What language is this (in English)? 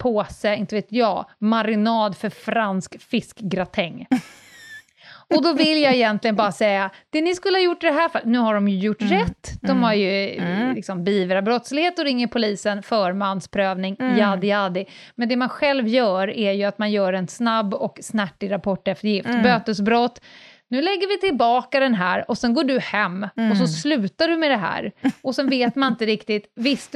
Swedish